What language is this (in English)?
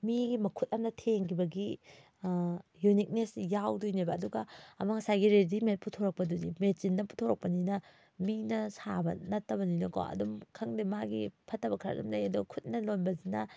Manipuri